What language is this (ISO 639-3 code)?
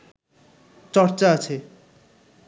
ben